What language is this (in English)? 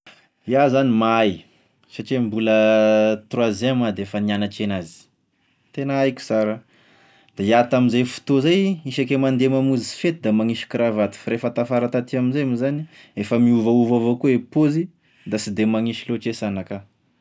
Tesaka Malagasy